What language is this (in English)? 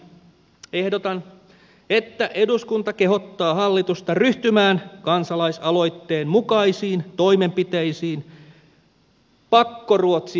Finnish